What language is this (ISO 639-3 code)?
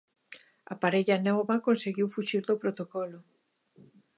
glg